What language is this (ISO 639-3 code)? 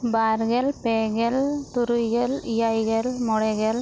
sat